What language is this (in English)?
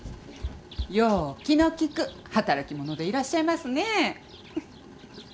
Japanese